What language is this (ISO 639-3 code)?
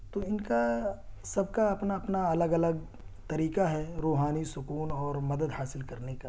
urd